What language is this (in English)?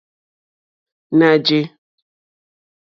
Mokpwe